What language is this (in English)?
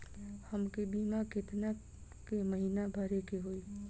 Bhojpuri